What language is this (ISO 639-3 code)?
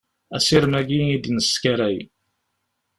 kab